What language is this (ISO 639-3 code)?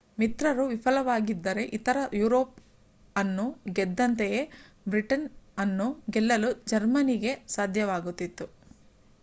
kan